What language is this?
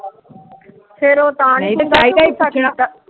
Punjabi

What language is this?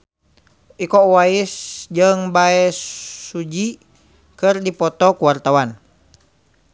Sundanese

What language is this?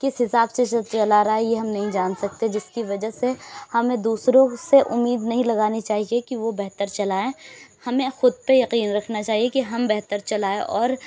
Urdu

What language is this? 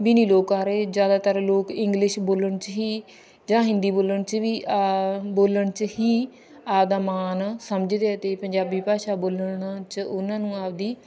Punjabi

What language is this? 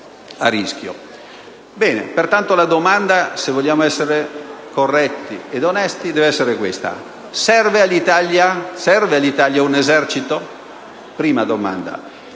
Italian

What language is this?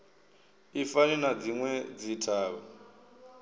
Venda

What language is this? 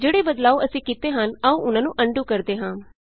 Punjabi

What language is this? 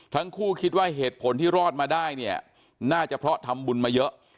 Thai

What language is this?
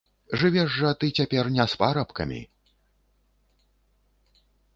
Belarusian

